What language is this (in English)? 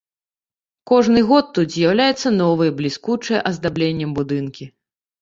Belarusian